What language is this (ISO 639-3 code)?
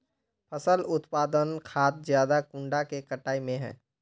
mag